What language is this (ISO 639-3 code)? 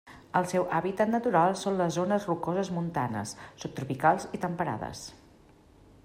cat